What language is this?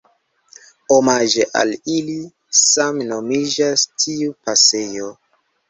Esperanto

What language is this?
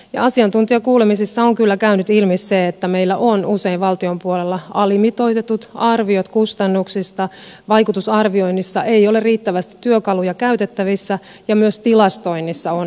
Finnish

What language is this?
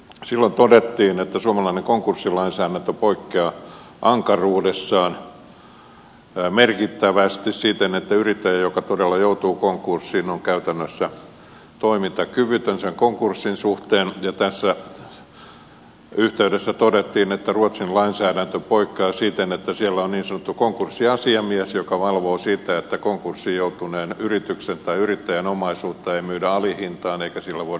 Finnish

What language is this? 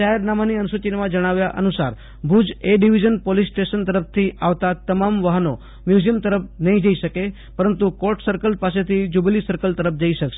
Gujarati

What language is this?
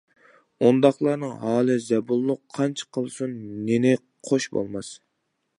Uyghur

